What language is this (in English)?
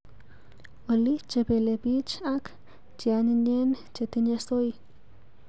Kalenjin